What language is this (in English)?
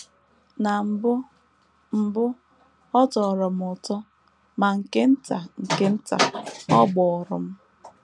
Igbo